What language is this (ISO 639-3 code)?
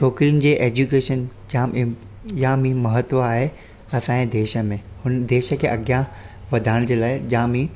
snd